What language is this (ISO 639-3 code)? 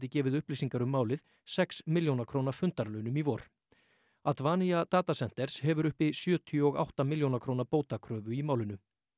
isl